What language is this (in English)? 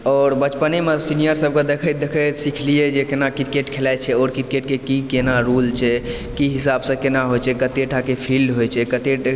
Maithili